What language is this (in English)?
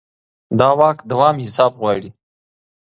Pashto